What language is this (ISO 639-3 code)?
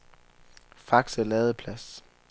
dan